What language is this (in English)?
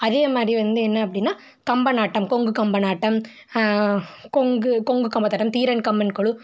Tamil